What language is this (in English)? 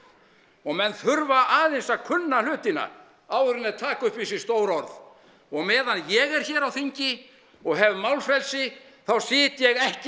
Icelandic